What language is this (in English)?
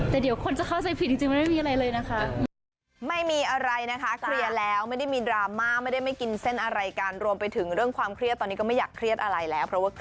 Thai